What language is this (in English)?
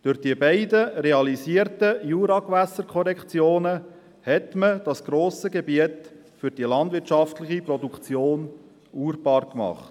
Swiss German